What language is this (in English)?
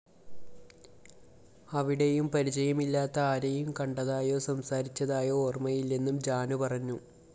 Malayalam